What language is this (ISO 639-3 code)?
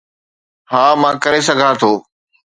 snd